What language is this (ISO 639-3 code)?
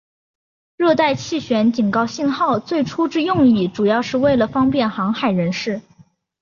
zho